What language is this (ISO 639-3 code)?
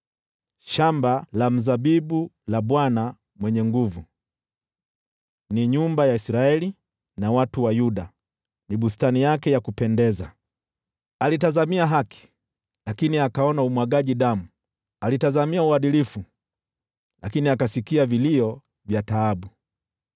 swa